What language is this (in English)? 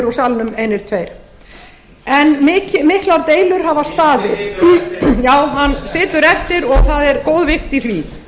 Icelandic